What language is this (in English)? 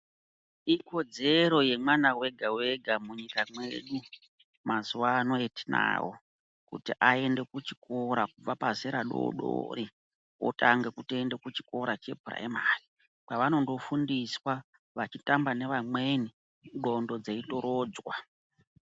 Ndau